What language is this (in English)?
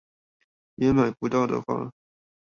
Chinese